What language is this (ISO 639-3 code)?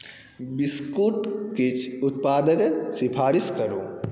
mai